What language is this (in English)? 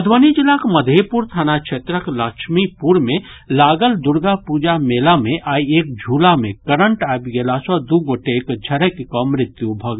Maithili